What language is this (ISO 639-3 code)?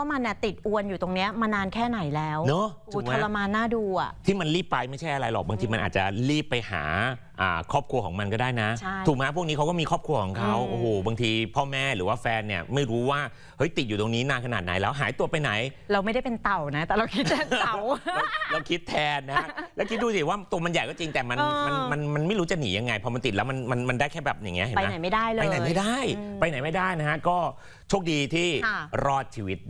tha